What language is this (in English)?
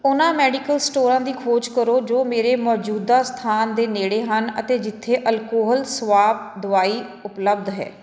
Punjabi